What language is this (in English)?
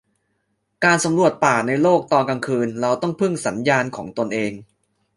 Thai